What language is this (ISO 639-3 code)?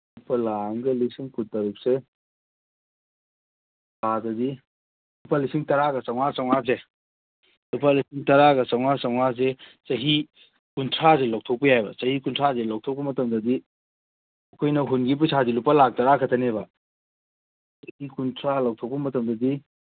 mni